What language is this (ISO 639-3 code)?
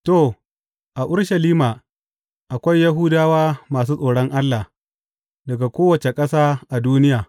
hau